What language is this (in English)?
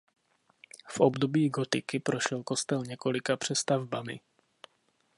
Czech